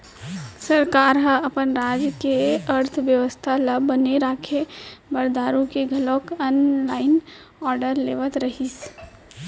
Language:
Chhattisgarhi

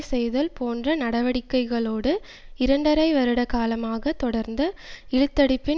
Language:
Tamil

